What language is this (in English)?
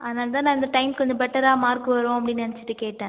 Tamil